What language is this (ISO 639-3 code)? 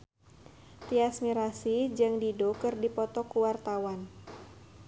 sun